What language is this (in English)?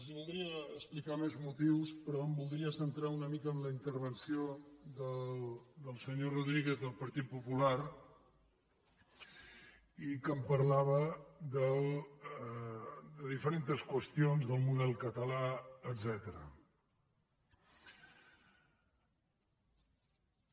Catalan